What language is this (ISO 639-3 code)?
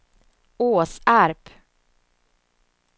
swe